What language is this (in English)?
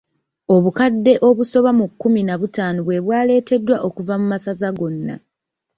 Ganda